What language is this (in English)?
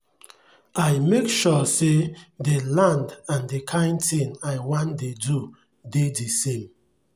Nigerian Pidgin